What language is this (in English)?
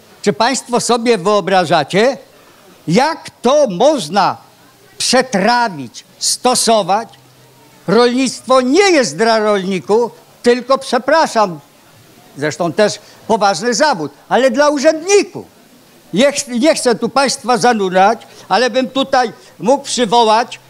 Polish